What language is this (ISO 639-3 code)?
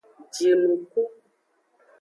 ajg